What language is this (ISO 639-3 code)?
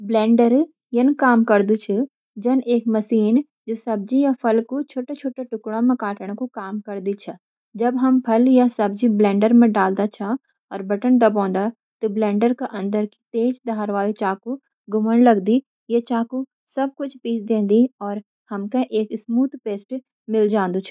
gbm